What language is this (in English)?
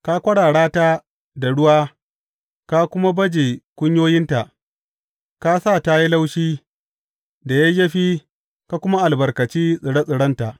Hausa